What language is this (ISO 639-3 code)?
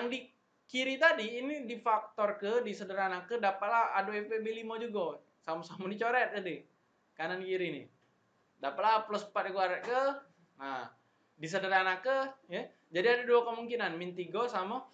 ind